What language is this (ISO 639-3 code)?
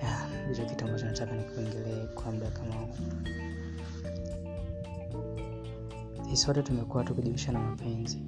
swa